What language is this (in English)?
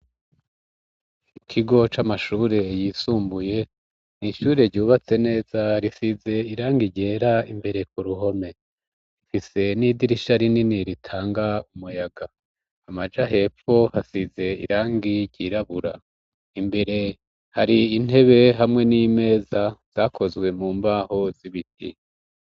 Rundi